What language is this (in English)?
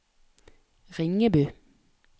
Norwegian